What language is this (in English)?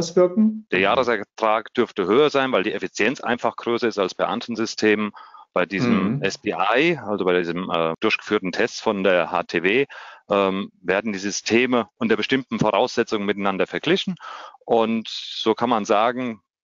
German